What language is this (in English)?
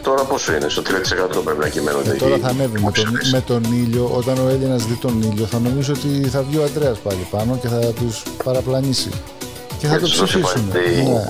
Greek